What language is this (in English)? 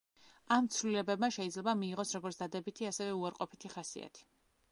Georgian